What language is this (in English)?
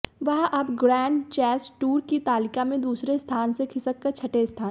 Hindi